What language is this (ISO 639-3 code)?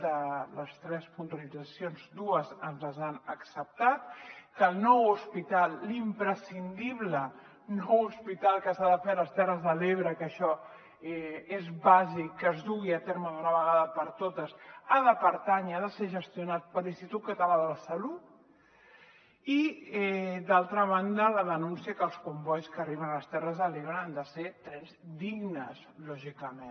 cat